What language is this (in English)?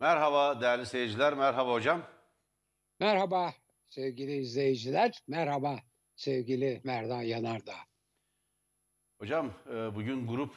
Turkish